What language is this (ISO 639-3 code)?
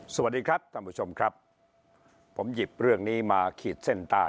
tha